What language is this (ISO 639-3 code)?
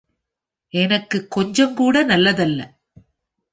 tam